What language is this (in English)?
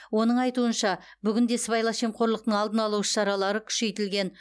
Kazakh